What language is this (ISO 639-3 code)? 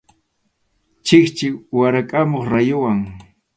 qxu